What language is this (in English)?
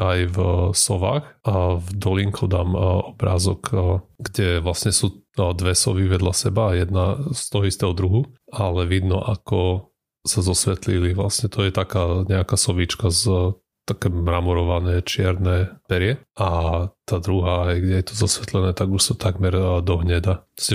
Slovak